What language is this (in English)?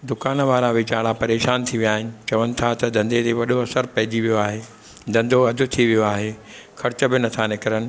Sindhi